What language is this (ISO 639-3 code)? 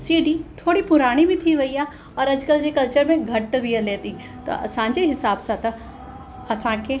snd